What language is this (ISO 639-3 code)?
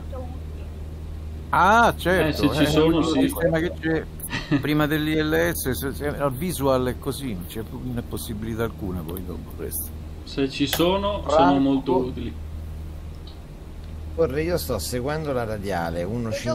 ita